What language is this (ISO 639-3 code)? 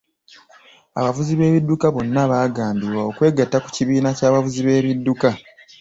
lug